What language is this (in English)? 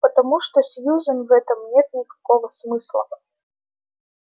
Russian